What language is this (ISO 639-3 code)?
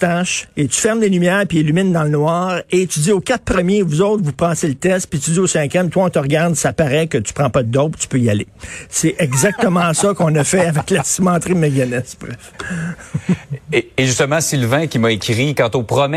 fra